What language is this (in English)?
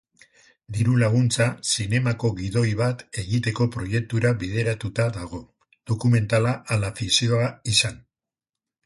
Basque